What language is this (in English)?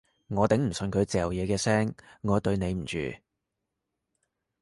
Cantonese